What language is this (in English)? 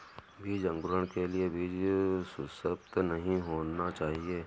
Hindi